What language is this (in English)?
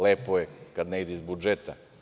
Serbian